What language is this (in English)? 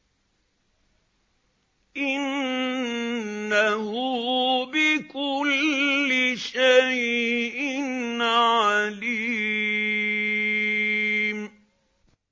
Arabic